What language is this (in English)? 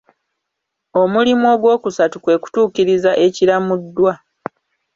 Ganda